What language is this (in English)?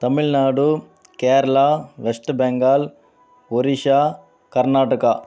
Telugu